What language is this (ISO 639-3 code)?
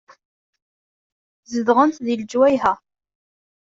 kab